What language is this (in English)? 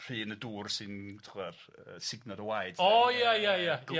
Welsh